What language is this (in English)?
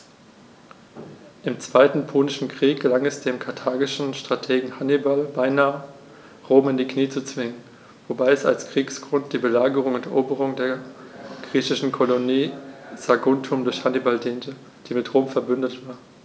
German